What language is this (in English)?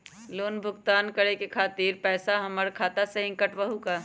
Magahi